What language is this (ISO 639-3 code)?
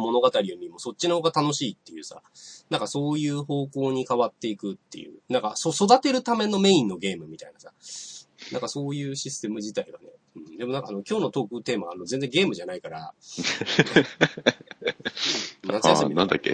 jpn